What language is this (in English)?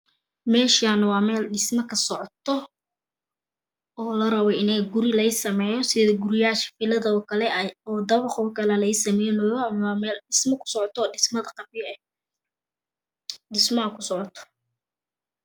Somali